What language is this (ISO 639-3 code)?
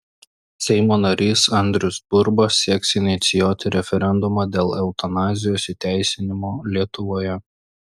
lit